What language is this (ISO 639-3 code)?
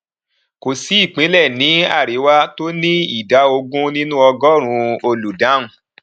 yor